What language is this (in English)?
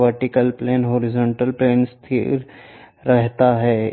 Hindi